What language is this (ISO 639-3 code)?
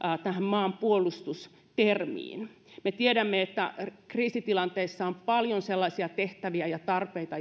fin